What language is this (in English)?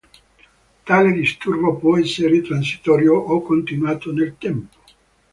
Italian